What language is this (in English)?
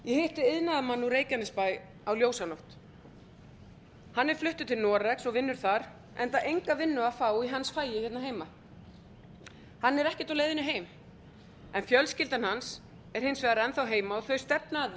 Icelandic